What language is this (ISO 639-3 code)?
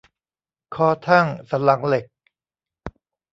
tha